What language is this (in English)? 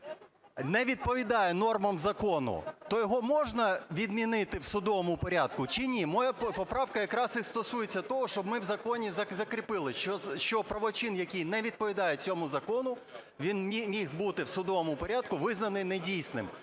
Ukrainian